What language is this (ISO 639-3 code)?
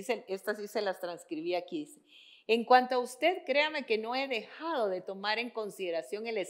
spa